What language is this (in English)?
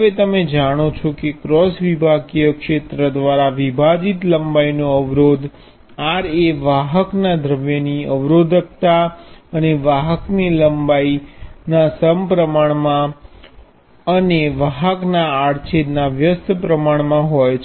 Gujarati